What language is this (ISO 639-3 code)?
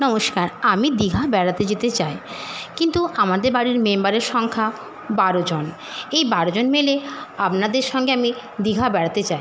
ben